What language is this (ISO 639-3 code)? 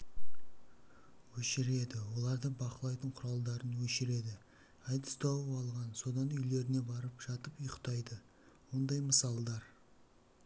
kaz